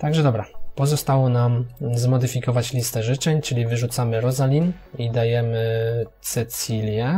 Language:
Polish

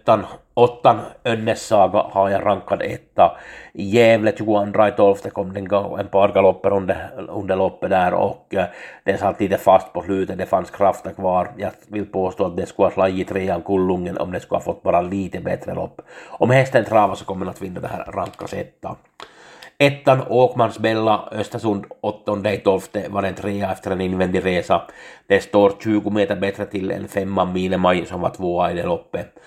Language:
Swedish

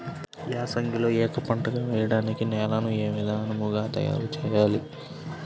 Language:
Telugu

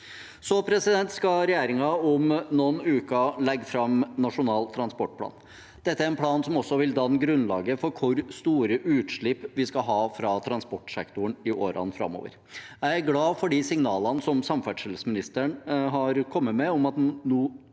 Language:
Norwegian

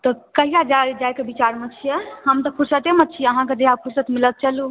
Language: Maithili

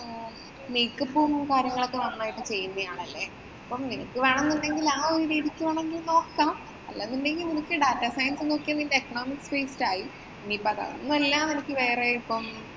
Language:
Malayalam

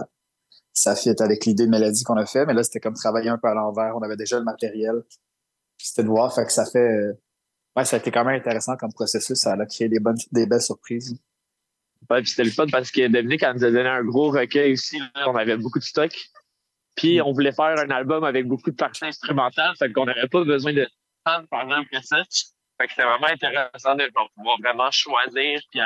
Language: French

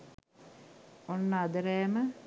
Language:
Sinhala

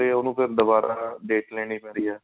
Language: Punjabi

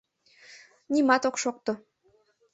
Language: Mari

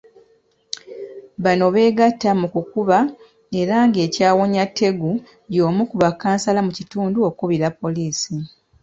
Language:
Ganda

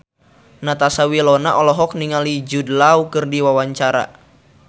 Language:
Sundanese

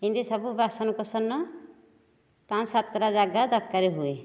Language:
Odia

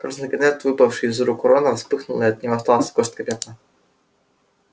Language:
Russian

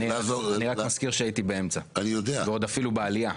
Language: Hebrew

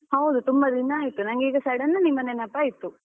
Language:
Kannada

